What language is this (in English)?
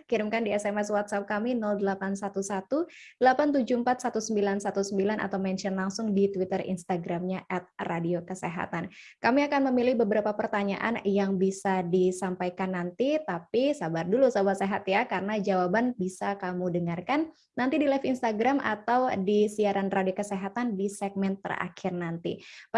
Indonesian